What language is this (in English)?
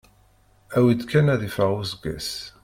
Kabyle